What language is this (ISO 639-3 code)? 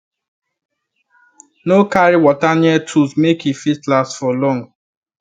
pcm